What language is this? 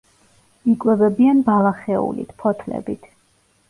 Georgian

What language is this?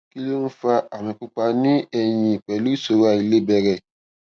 Yoruba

